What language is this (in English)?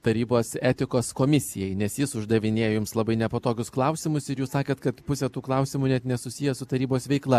Lithuanian